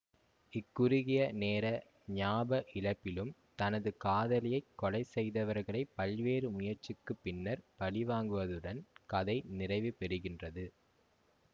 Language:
Tamil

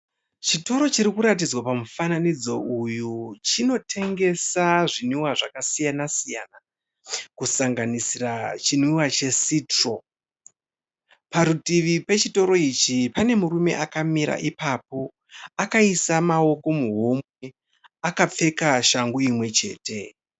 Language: Shona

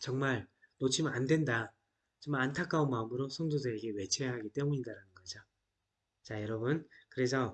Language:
Korean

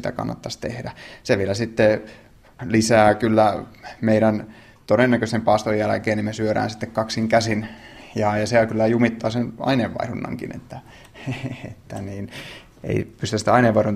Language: Finnish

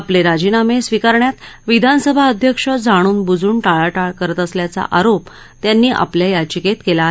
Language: Marathi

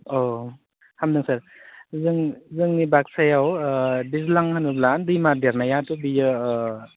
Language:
Bodo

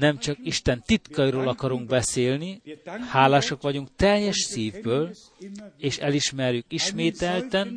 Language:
Hungarian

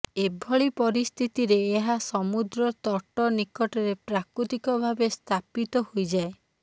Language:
Odia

